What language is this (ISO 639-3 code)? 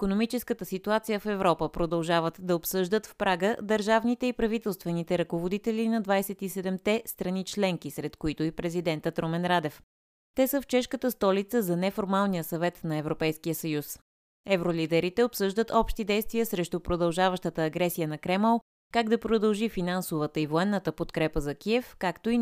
bul